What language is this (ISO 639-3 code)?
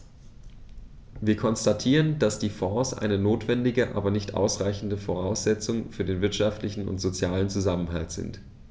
deu